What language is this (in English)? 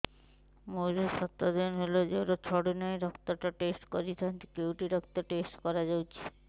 Odia